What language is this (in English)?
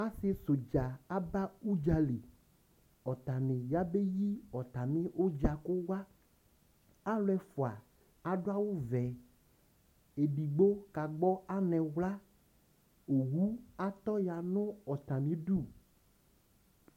Ikposo